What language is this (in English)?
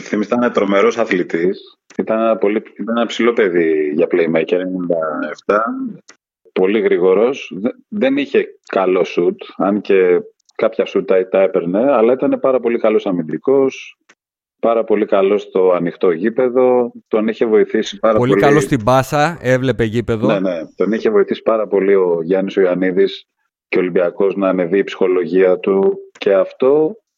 Greek